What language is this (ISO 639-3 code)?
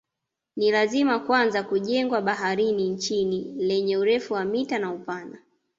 swa